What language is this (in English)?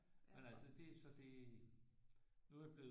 Danish